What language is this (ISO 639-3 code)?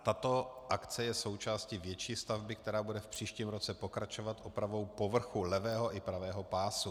ces